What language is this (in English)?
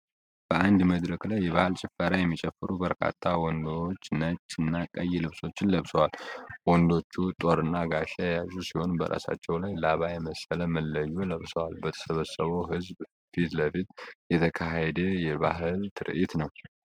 Amharic